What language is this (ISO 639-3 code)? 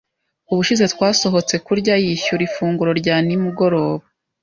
kin